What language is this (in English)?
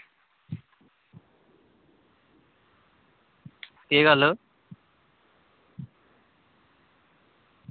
Dogri